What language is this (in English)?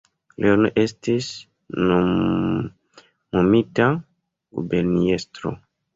Esperanto